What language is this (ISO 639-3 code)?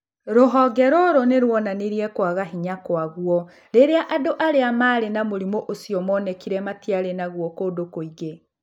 kik